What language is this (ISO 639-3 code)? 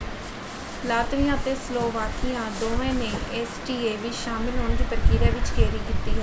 pan